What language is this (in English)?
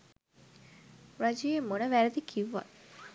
Sinhala